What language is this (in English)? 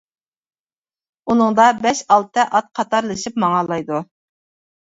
Uyghur